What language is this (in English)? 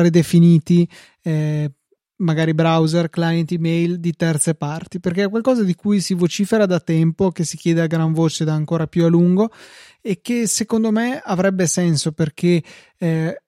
Italian